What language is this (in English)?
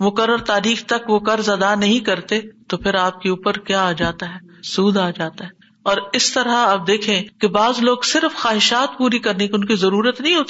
Urdu